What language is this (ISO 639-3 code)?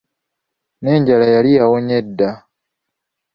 lug